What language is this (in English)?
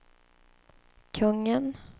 Swedish